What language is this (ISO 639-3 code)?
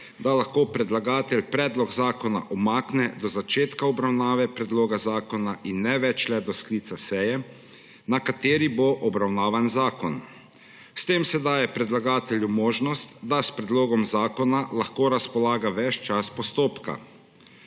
slv